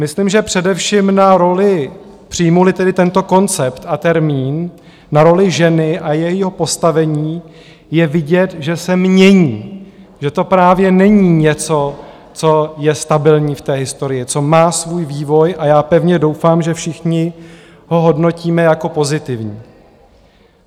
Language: Czech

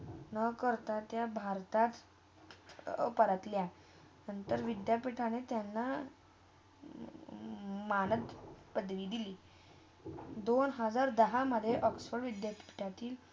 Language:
Marathi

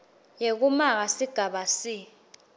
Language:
Swati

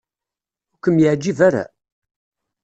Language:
Kabyle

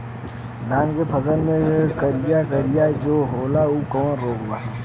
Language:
Bhojpuri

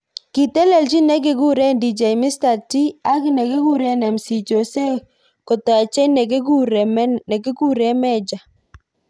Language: Kalenjin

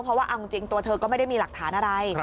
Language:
Thai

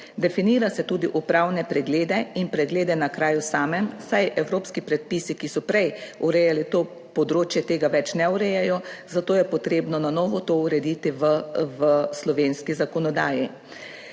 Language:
Slovenian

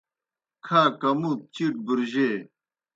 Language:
Kohistani Shina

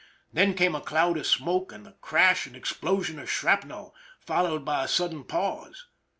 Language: English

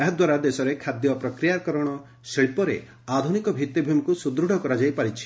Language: Odia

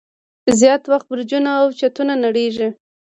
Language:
Pashto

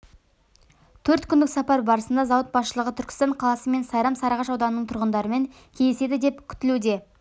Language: Kazakh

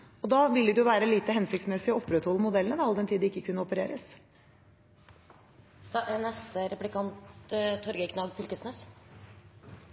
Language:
Norwegian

